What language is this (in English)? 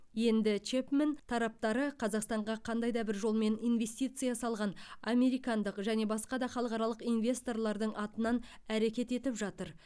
Kazakh